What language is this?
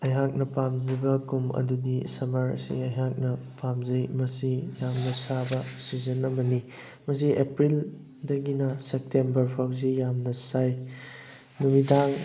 Manipuri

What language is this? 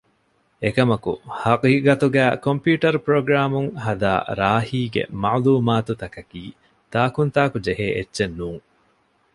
Divehi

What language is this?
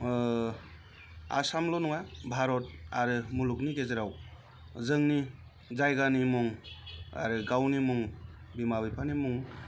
Bodo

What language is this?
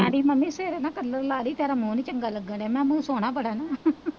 Punjabi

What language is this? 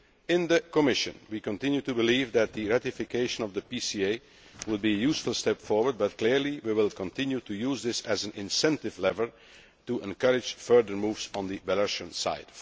English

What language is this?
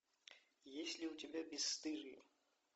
Russian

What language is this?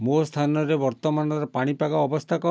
Odia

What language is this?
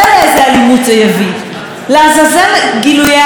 Hebrew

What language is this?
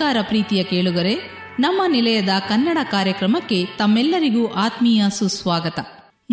Kannada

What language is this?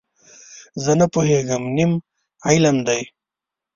Pashto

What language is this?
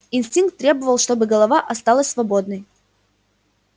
Russian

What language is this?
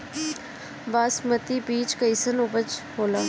Bhojpuri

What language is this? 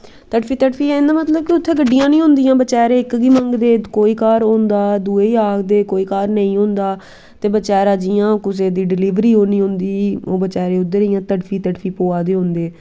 Dogri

